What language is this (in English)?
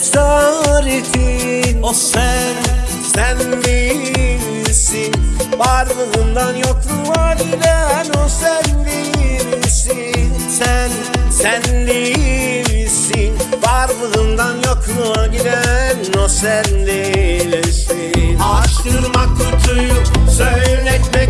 Turkish